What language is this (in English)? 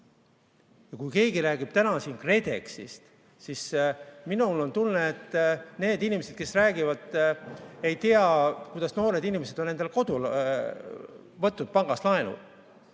Estonian